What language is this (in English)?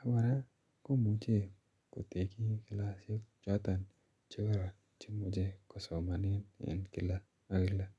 Kalenjin